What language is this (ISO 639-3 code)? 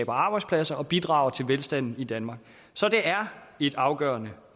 dan